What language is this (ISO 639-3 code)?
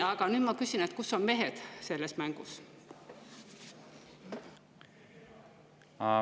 est